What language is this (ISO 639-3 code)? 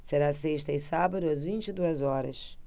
por